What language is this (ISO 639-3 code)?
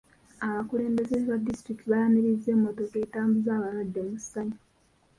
lug